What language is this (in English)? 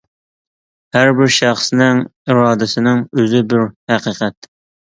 Uyghur